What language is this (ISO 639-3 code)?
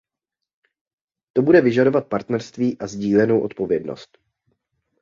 ces